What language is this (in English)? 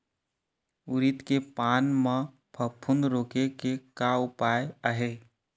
Chhattisgarhi